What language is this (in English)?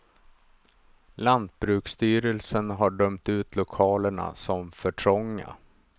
Swedish